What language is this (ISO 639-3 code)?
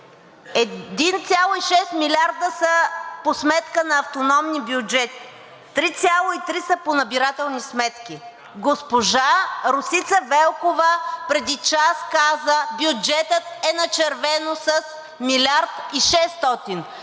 bul